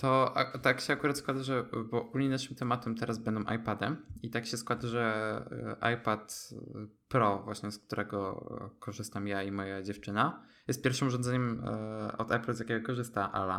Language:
Polish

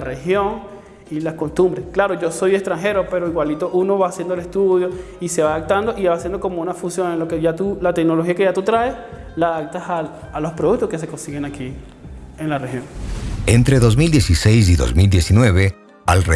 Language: Spanish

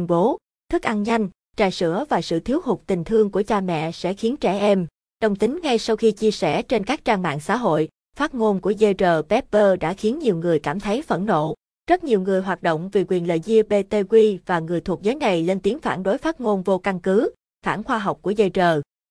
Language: Vietnamese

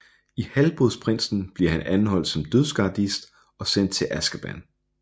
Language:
Danish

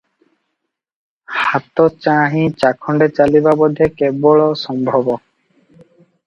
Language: Odia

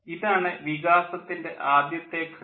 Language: Malayalam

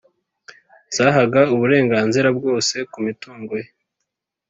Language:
Kinyarwanda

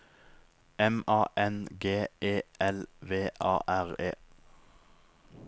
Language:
Norwegian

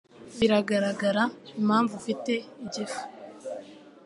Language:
Kinyarwanda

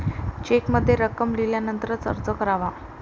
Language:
Marathi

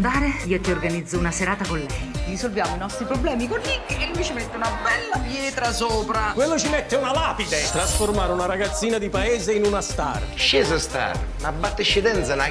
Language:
Italian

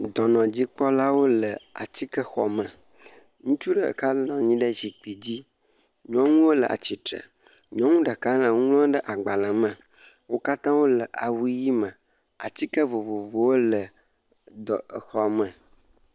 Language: Ewe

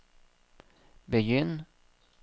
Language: Norwegian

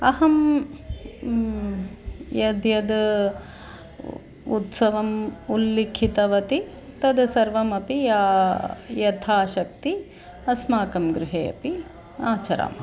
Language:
Sanskrit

